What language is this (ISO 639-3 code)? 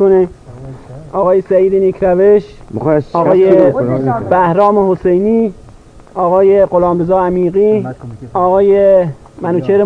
fas